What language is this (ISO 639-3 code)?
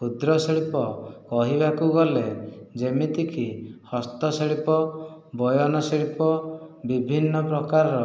ori